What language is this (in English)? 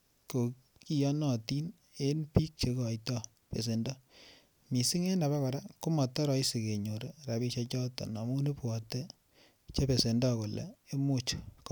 Kalenjin